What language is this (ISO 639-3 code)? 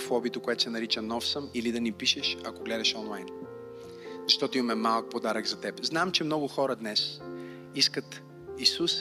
bul